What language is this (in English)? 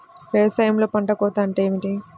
Telugu